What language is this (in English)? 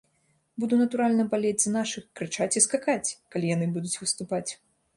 Belarusian